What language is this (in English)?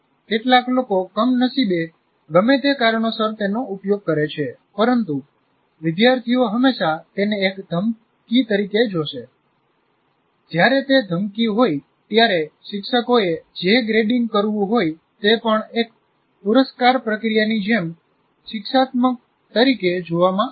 Gujarati